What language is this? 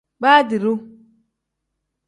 Tem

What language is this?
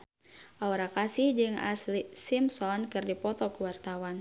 Sundanese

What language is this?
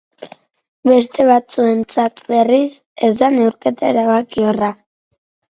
Basque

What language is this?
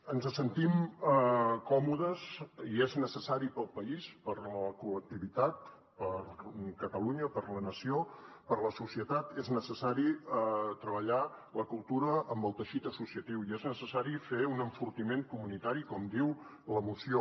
Catalan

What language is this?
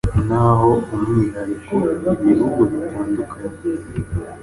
Kinyarwanda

